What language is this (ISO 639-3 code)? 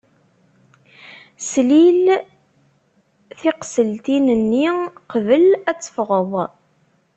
kab